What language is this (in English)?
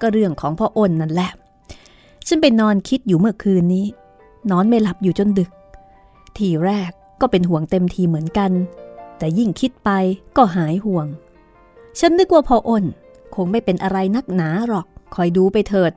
Thai